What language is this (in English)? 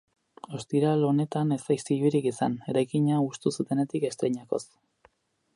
Basque